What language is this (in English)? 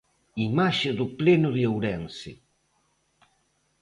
Galician